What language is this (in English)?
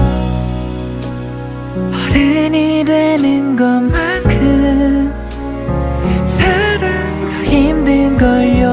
Korean